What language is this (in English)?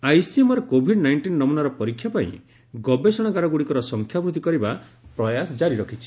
Odia